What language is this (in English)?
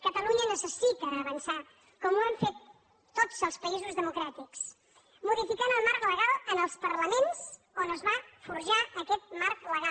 Catalan